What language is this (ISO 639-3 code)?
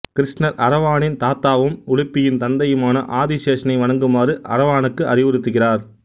tam